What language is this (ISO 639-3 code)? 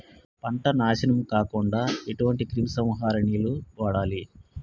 tel